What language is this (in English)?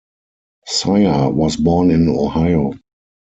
English